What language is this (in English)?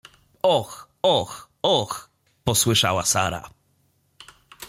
Polish